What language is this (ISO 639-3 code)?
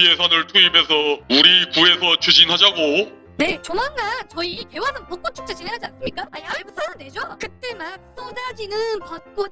kor